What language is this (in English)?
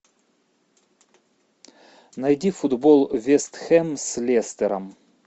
Russian